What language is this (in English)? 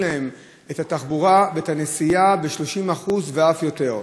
Hebrew